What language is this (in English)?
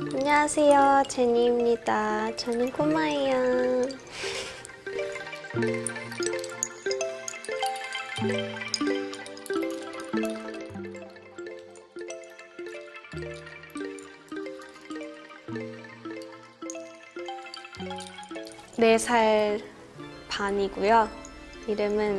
Korean